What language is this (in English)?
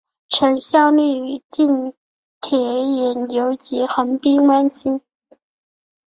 Chinese